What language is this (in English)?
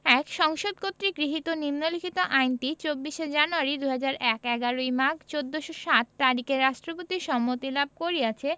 Bangla